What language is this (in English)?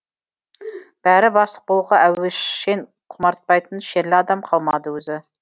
Kazakh